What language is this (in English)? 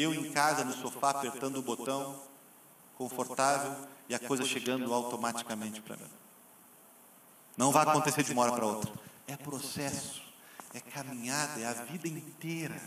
Portuguese